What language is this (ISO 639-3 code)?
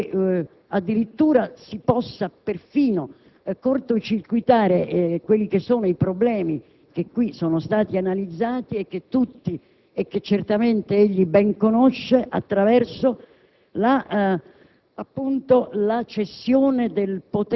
ita